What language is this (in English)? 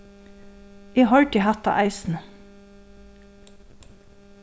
Faroese